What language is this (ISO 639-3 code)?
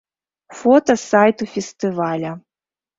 bel